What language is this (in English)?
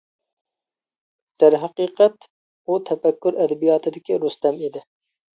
Uyghur